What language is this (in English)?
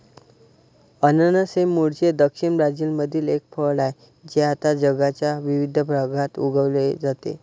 Marathi